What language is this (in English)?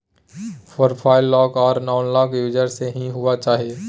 Maithili